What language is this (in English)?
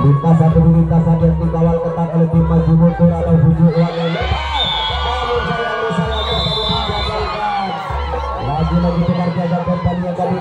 Indonesian